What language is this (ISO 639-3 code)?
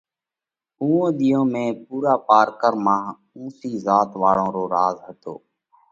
kvx